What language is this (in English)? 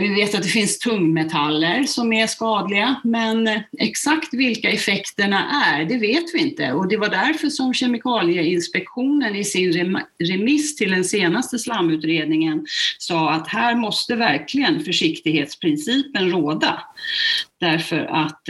Swedish